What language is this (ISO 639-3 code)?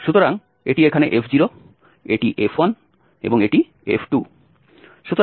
ben